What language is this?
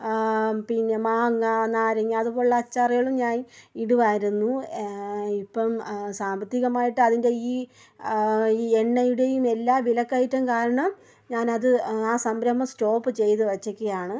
Malayalam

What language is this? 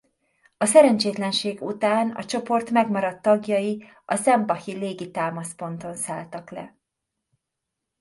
Hungarian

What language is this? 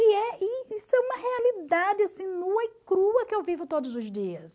Portuguese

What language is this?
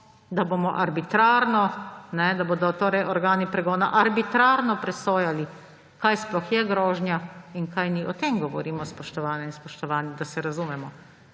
Slovenian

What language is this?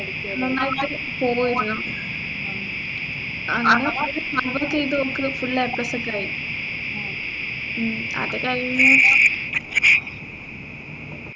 Malayalam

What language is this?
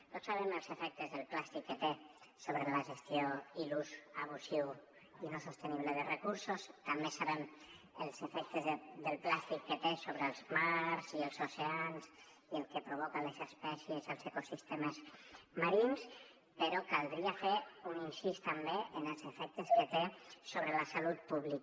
Catalan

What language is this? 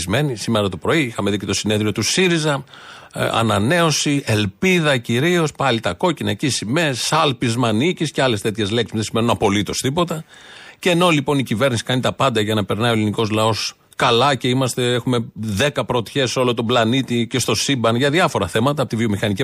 Greek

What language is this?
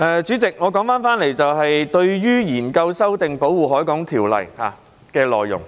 Cantonese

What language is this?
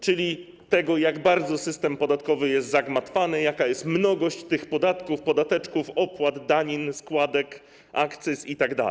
Polish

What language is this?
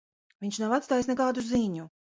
Latvian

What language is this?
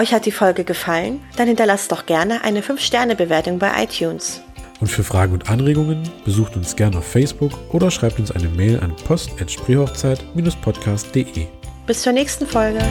German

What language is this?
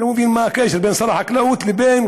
Hebrew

